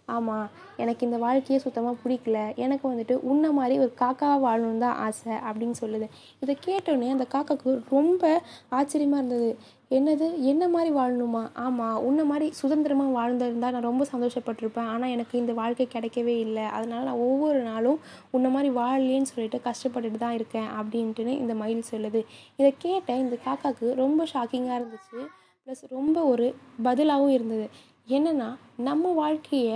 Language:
Tamil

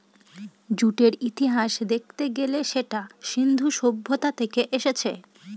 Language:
Bangla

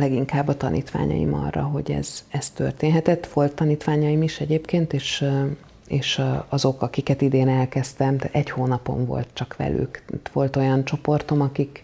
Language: Hungarian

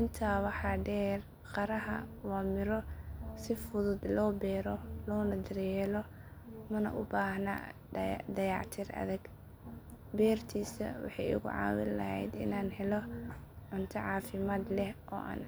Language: Somali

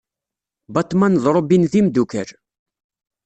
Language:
Kabyle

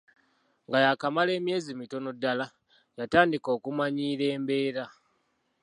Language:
Ganda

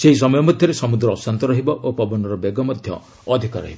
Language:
Odia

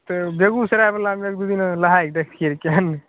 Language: Maithili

